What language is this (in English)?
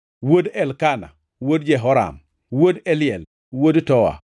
Luo (Kenya and Tanzania)